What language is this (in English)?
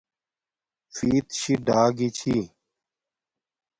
Domaaki